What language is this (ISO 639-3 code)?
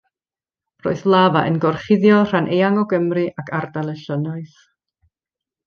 cym